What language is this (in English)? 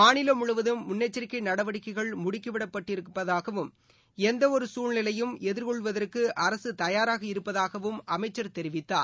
Tamil